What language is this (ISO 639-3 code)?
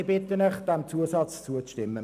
gsw